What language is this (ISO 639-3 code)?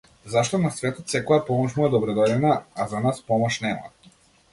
mkd